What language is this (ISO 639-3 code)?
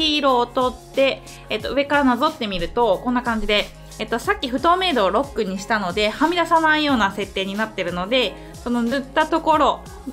jpn